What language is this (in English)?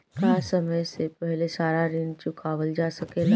Bhojpuri